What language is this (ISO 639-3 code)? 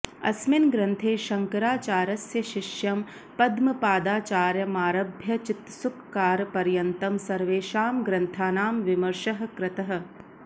san